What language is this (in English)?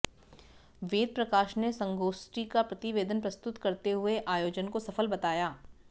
Hindi